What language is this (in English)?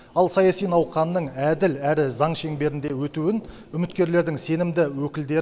Kazakh